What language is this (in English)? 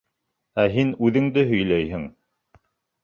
Bashkir